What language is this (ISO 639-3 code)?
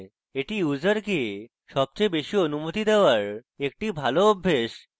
ben